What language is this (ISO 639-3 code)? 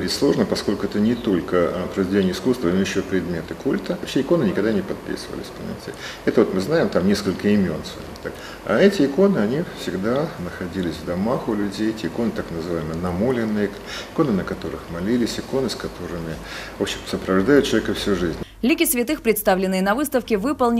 rus